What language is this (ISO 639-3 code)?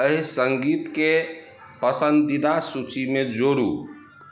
mai